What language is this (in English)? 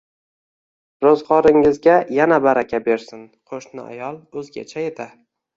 Uzbek